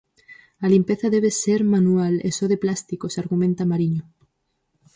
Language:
Galician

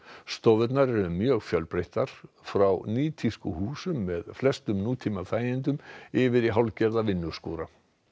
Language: Icelandic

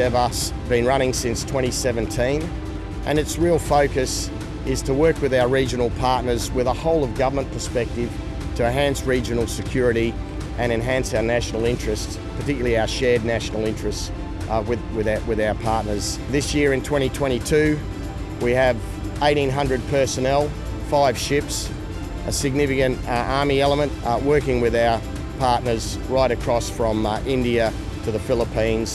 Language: English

